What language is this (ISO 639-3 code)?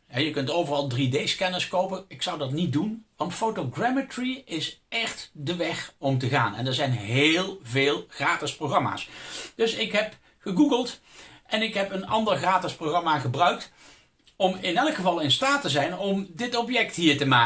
nld